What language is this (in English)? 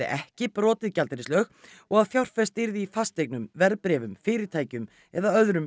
Icelandic